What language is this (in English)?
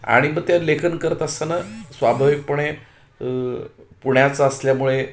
Marathi